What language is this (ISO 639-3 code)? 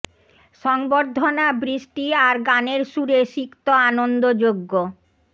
ben